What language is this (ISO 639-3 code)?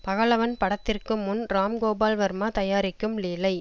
tam